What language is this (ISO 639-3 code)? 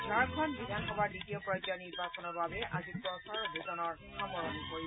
asm